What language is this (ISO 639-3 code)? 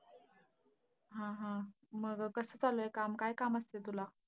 mar